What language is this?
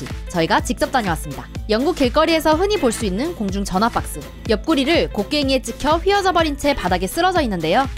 Korean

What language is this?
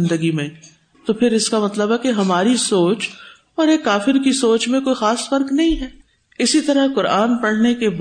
Urdu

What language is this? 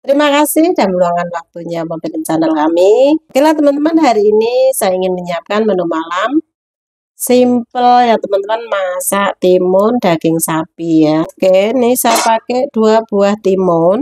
Indonesian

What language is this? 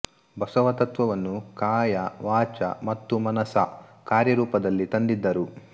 Kannada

